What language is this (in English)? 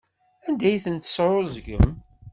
Kabyle